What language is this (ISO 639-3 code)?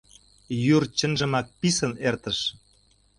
chm